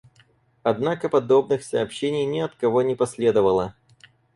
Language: Russian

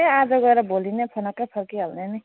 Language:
Nepali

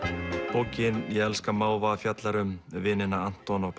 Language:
Icelandic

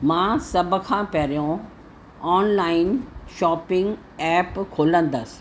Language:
Sindhi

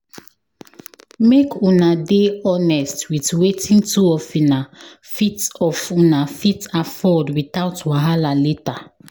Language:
Nigerian Pidgin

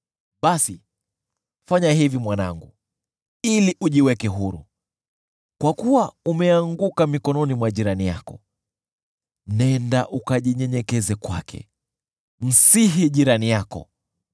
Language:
Swahili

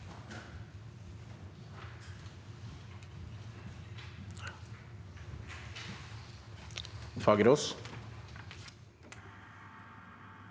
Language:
Norwegian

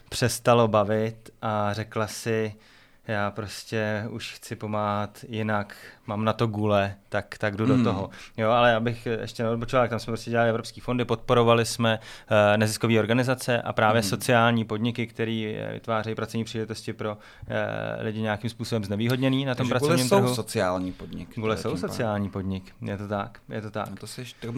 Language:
Czech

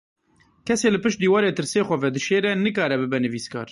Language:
Kurdish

